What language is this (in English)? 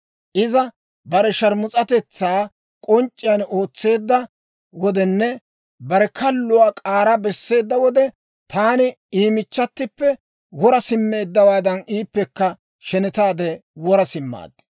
Dawro